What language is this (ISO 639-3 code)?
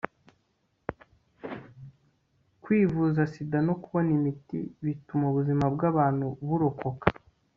kin